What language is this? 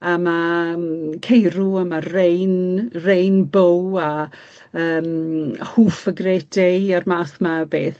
Welsh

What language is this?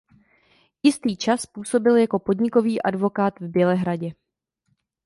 Czech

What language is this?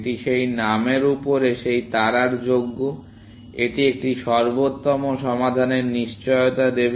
Bangla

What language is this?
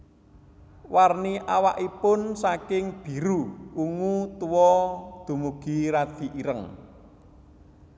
Javanese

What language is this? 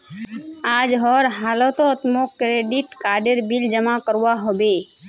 Magahi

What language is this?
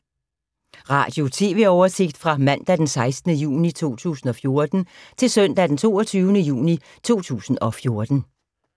Danish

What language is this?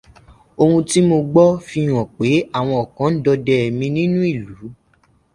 Yoruba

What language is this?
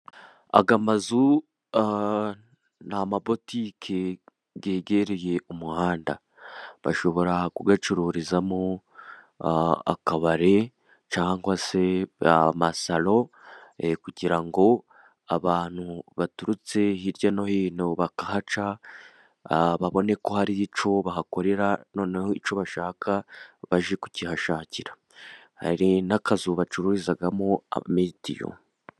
Kinyarwanda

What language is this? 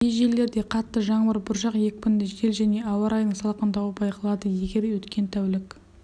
Kazakh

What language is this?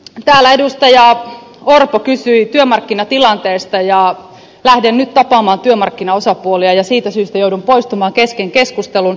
Finnish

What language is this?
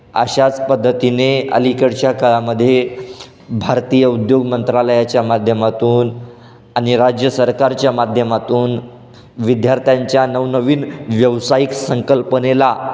Marathi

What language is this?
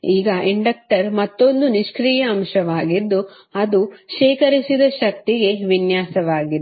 Kannada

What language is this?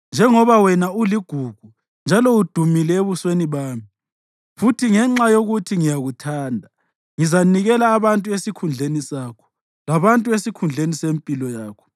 North Ndebele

